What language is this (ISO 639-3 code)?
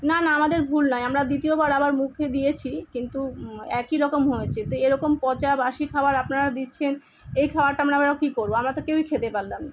ben